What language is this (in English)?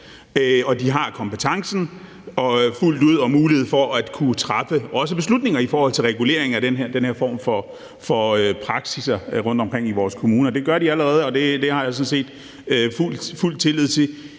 Danish